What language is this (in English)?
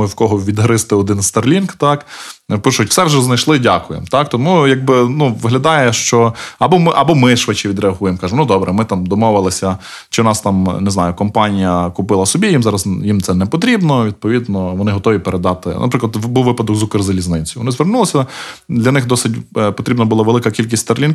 Ukrainian